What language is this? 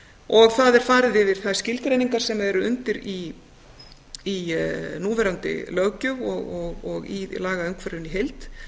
Icelandic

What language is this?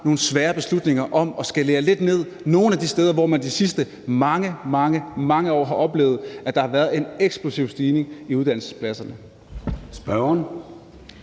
Danish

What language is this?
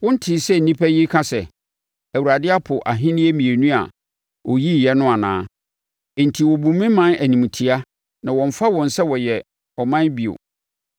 Akan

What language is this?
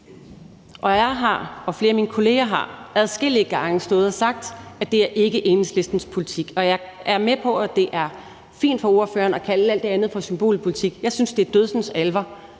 Danish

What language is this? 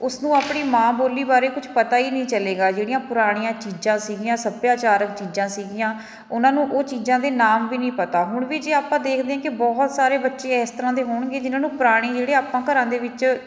Punjabi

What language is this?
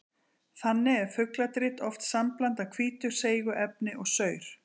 Icelandic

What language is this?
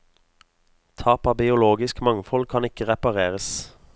Norwegian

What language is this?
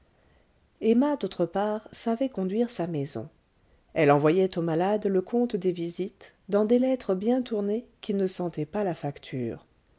French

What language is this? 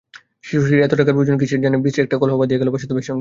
Bangla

